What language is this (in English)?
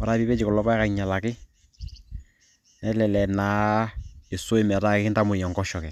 Masai